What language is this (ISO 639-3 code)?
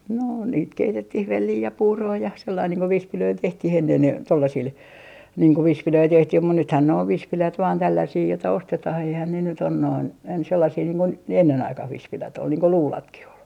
fin